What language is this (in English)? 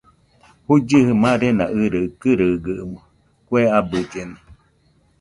Nüpode Huitoto